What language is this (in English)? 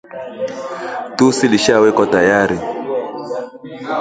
Swahili